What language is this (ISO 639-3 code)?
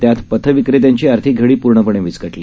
mar